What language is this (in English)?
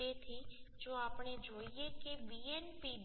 Gujarati